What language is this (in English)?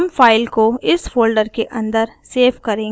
Hindi